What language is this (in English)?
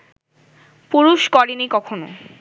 Bangla